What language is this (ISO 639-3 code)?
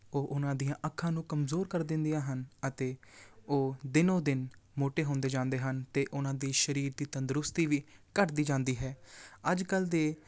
pan